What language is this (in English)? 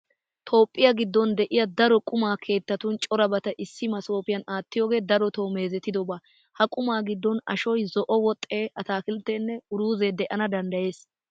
Wolaytta